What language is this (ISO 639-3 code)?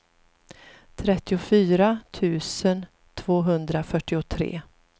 swe